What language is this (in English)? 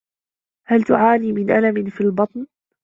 Arabic